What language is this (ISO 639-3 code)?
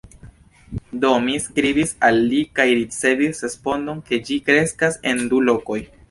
epo